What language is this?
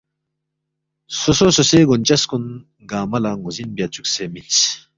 Balti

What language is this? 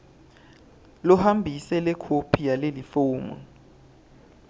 Swati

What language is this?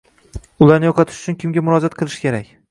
Uzbek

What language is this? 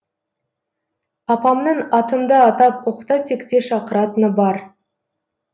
Kazakh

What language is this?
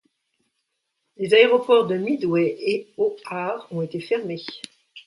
French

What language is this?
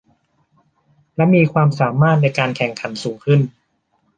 Thai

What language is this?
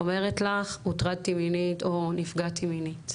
Hebrew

